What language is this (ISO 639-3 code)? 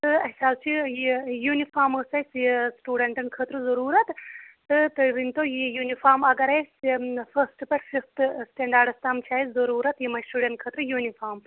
kas